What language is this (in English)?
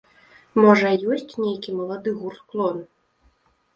Belarusian